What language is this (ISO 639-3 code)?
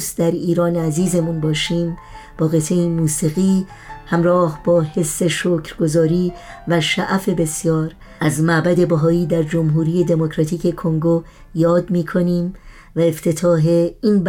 fas